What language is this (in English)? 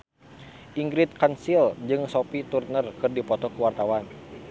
Sundanese